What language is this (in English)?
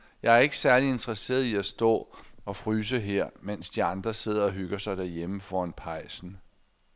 Danish